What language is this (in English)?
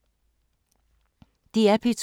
Danish